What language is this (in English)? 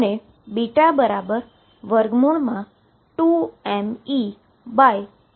Gujarati